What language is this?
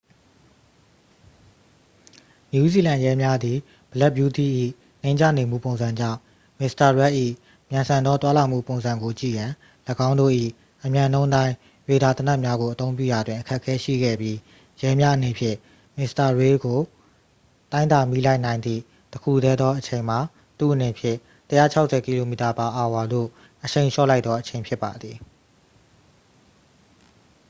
Burmese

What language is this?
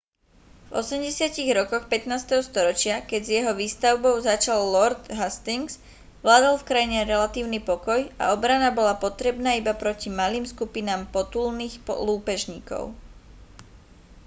Slovak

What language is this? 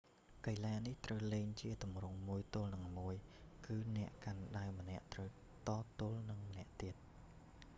Khmer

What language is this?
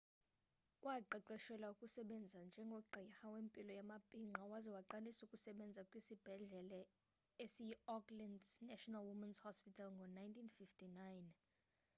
Xhosa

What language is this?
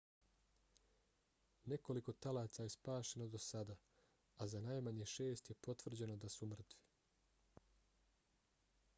Bosnian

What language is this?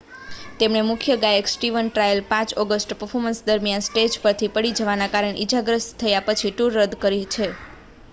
Gujarati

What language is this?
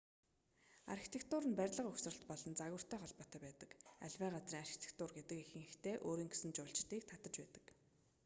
Mongolian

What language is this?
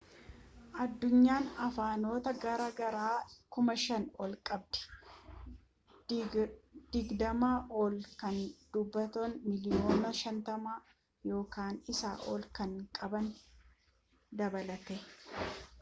Oromo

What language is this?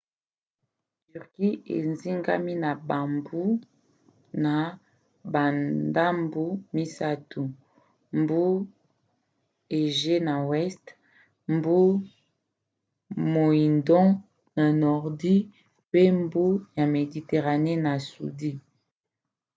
Lingala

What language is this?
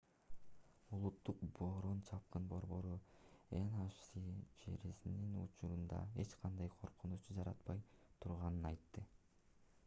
Kyrgyz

